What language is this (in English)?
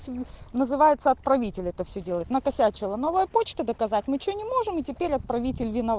Russian